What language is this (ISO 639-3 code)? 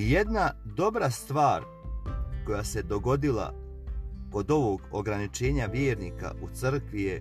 hrv